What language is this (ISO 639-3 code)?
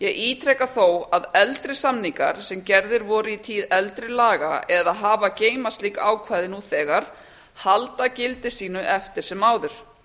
isl